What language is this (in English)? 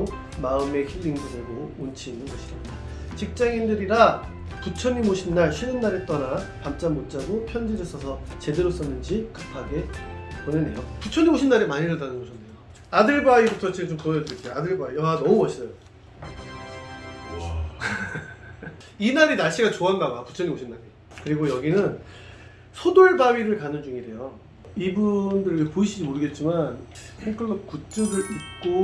Korean